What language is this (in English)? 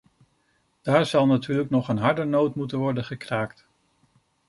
Dutch